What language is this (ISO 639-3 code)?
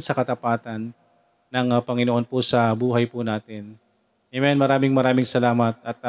fil